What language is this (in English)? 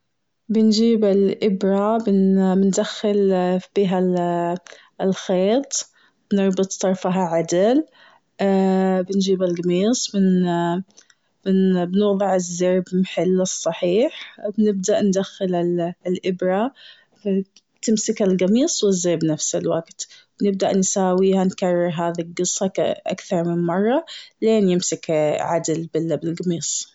Gulf Arabic